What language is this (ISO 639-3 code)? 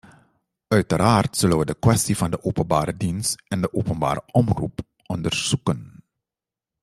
nld